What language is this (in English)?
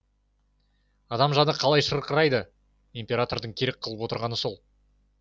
Kazakh